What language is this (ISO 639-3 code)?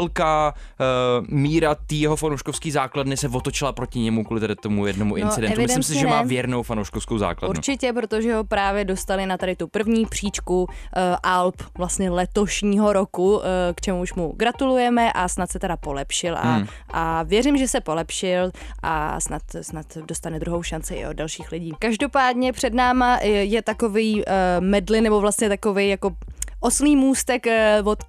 ces